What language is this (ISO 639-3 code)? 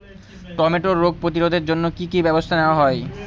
ben